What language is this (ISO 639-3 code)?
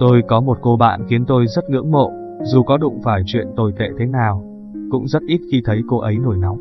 vie